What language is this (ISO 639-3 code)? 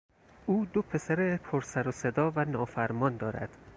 fas